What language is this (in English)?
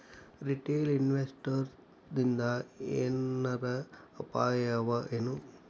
Kannada